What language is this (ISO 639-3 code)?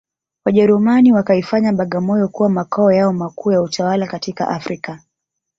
swa